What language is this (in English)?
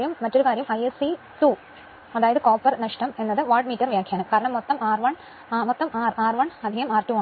Malayalam